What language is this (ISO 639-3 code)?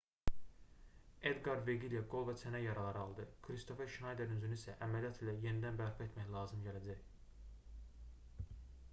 aze